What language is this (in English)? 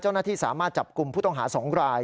Thai